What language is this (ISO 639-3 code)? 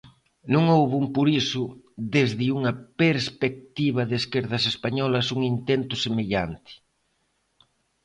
glg